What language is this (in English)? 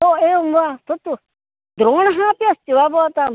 Sanskrit